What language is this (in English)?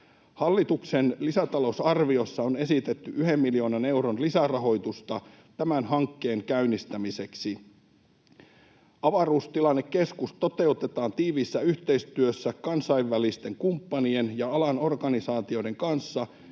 Finnish